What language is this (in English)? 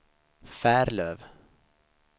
Swedish